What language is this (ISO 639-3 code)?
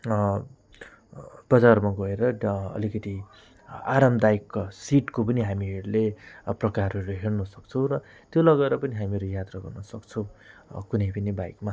nep